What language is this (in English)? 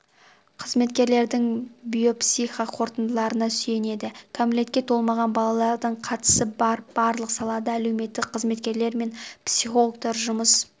Kazakh